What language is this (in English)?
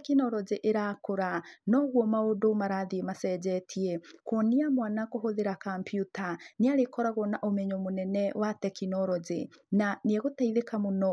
Kikuyu